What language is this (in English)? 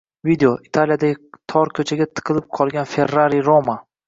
Uzbek